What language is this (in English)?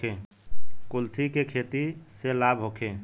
Bhojpuri